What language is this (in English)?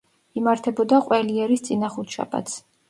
Georgian